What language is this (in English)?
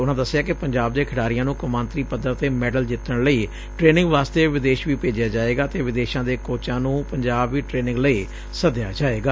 Punjabi